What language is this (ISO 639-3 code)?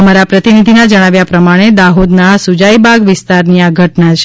guj